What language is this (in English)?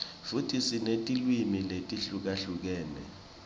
Swati